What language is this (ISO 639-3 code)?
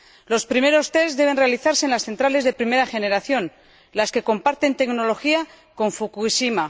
spa